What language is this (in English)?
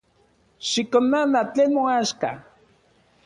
Central Puebla Nahuatl